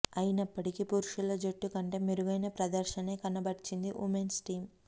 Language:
Telugu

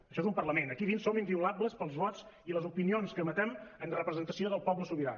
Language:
Catalan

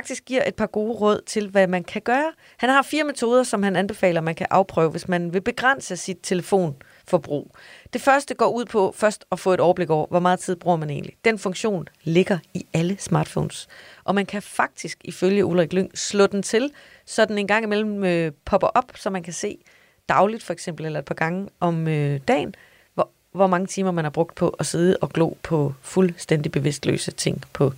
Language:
Danish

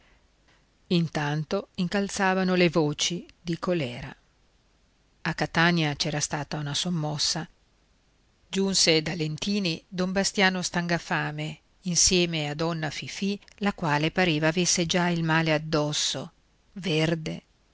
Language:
Italian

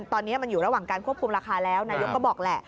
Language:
Thai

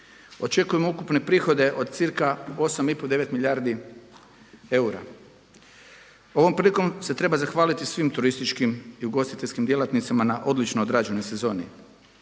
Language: Croatian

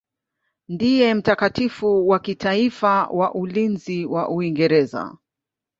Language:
Swahili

